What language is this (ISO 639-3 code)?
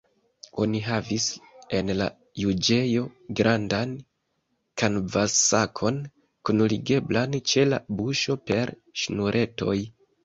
epo